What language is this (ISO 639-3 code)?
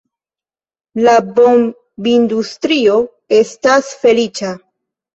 epo